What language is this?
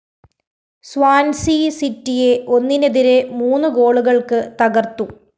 Malayalam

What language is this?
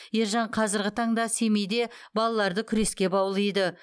Kazakh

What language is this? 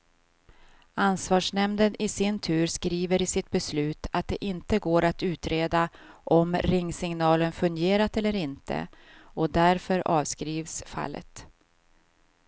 Swedish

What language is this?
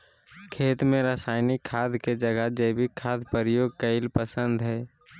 Magahi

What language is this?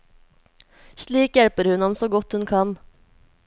Norwegian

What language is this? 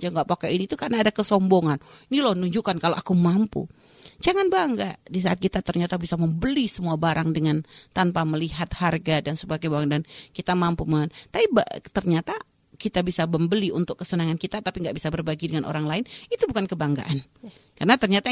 Indonesian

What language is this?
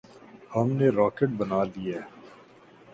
Urdu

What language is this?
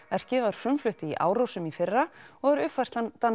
Icelandic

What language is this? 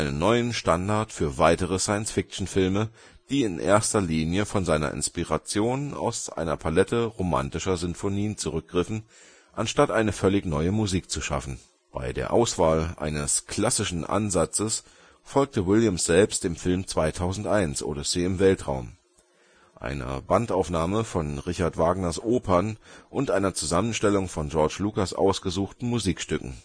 German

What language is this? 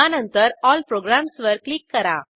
Marathi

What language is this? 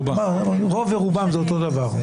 Hebrew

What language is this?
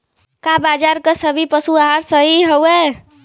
Bhojpuri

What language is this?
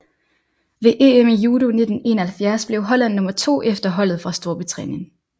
Danish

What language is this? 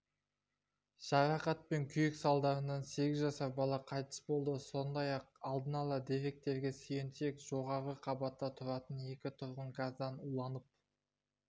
Kazakh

